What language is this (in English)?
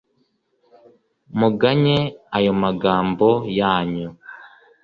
Kinyarwanda